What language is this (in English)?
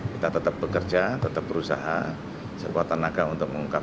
Indonesian